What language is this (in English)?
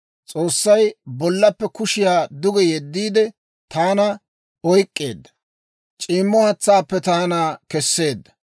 Dawro